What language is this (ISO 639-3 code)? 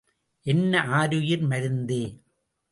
tam